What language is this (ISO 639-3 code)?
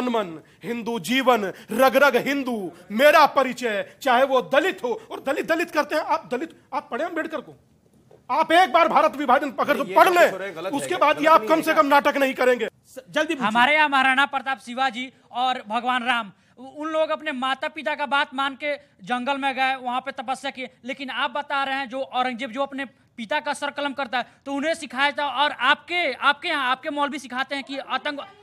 hin